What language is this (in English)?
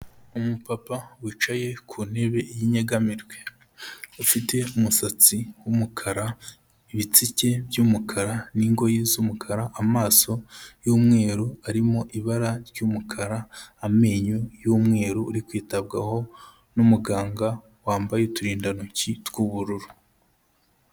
Kinyarwanda